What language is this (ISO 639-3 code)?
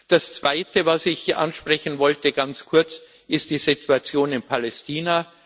deu